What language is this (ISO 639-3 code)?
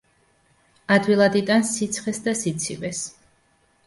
kat